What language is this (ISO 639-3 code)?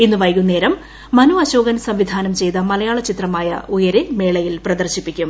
mal